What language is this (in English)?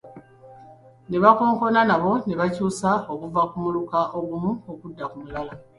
Ganda